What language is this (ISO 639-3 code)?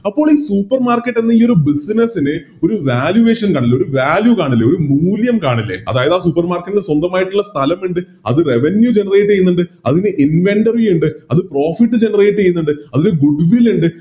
mal